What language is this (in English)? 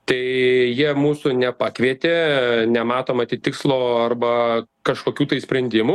Lithuanian